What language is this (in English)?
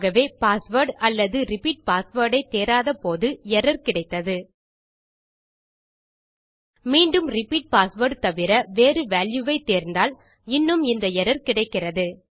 Tamil